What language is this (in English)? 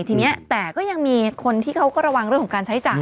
Thai